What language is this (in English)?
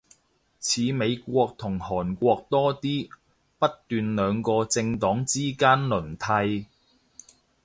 Cantonese